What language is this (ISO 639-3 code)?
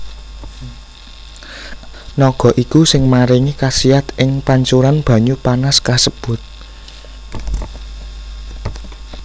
jav